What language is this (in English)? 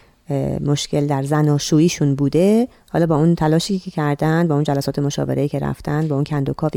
Persian